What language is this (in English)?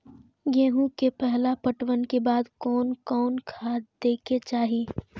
Maithili